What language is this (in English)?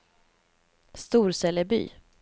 Swedish